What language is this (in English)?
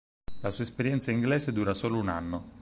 Italian